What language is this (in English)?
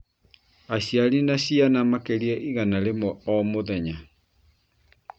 Kikuyu